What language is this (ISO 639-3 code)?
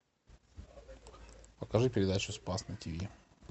rus